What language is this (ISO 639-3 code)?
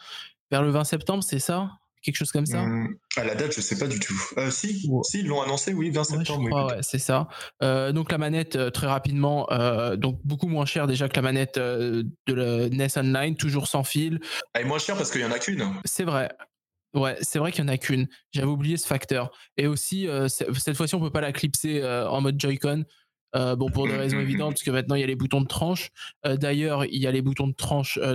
fra